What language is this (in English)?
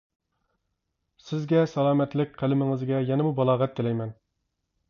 Uyghur